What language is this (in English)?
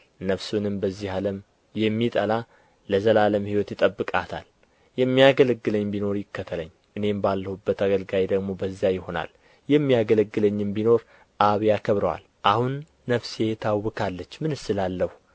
Amharic